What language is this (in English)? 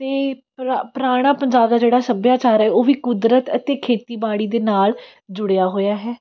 Punjabi